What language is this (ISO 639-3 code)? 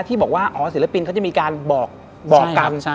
tha